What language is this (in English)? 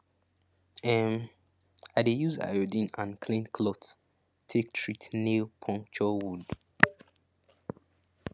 Nigerian Pidgin